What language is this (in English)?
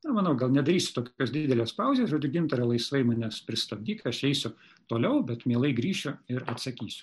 Lithuanian